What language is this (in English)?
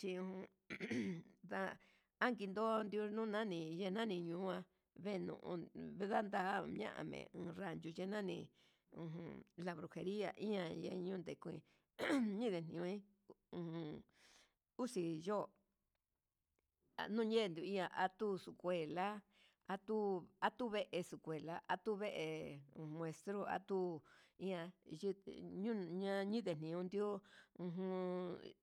Huitepec Mixtec